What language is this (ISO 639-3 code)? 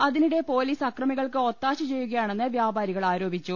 mal